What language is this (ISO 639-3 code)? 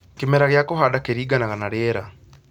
kik